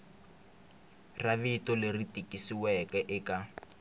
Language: Tsonga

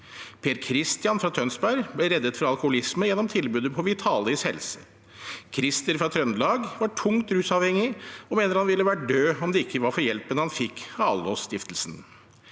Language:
Norwegian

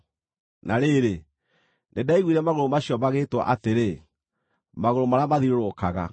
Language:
Kikuyu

